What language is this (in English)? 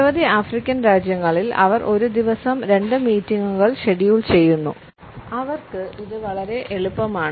Malayalam